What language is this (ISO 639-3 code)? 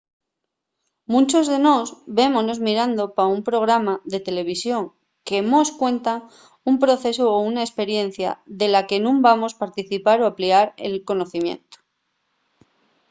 ast